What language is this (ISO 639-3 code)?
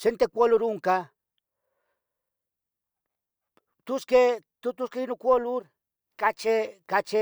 nhg